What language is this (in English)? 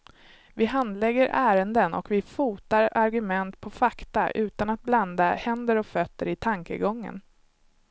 Swedish